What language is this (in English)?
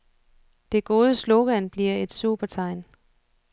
Danish